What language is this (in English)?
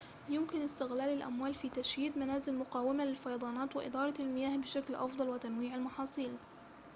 Arabic